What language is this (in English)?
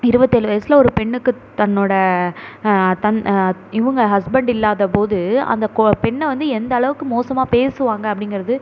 Tamil